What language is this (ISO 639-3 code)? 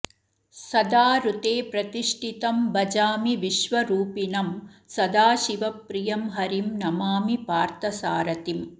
san